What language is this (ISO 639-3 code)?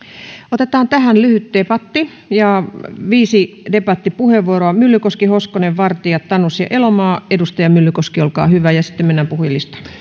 fin